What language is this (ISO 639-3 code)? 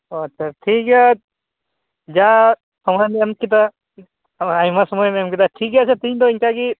sat